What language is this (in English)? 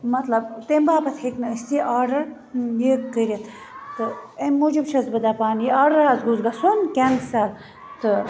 Kashmiri